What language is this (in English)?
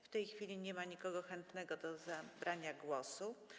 Polish